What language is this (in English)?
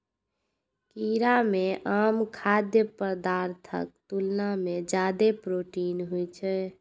Maithili